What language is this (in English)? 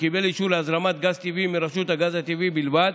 Hebrew